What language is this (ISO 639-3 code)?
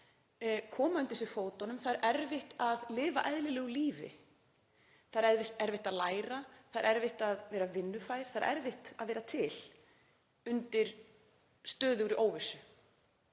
isl